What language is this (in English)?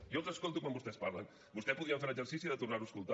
Catalan